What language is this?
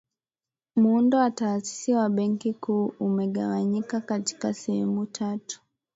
Swahili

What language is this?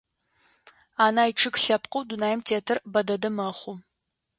Adyghe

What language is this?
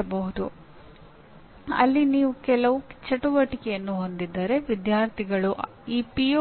Kannada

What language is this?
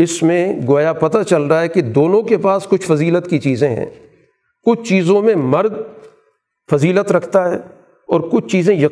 Urdu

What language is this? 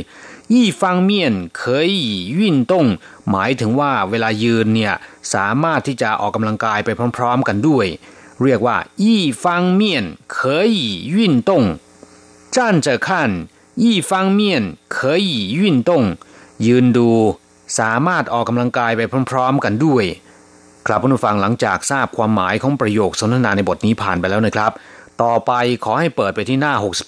Thai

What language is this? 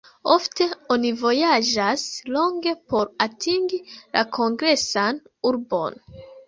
Esperanto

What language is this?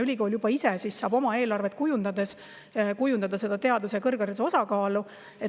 Estonian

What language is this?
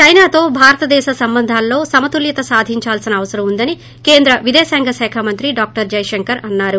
Telugu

